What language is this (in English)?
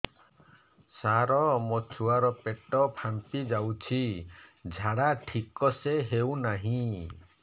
Odia